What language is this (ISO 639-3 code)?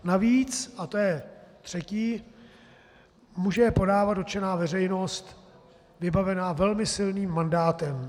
ces